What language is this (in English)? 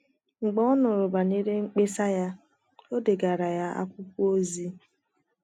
Igbo